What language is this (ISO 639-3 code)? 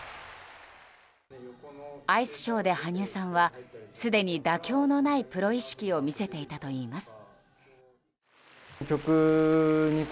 jpn